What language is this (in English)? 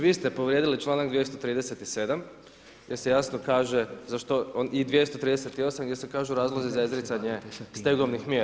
Croatian